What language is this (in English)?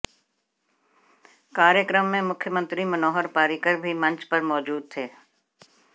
Hindi